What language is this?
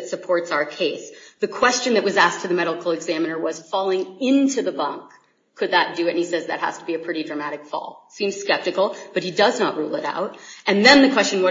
English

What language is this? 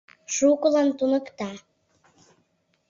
Mari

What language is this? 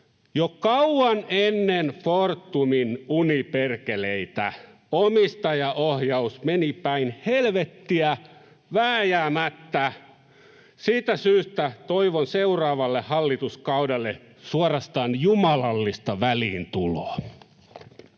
Finnish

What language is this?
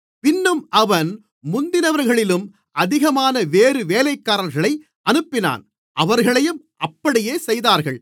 Tamil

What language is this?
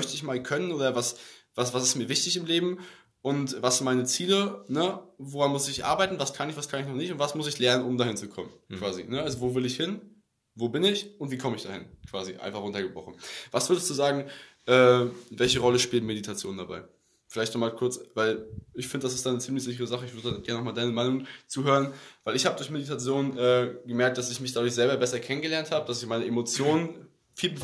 German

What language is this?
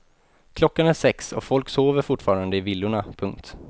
Swedish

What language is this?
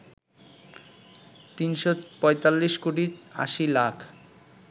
Bangla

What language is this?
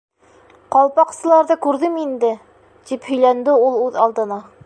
Bashkir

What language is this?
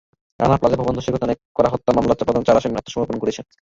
Bangla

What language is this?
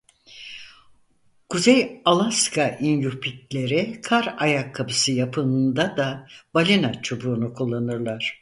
Turkish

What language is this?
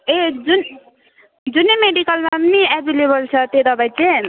Nepali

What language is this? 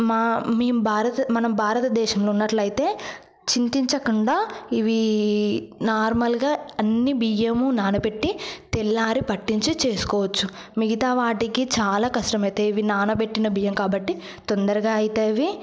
Telugu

